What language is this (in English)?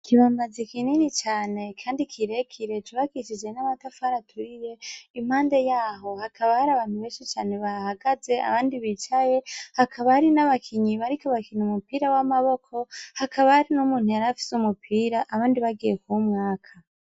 Rundi